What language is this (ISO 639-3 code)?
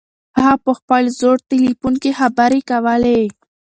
pus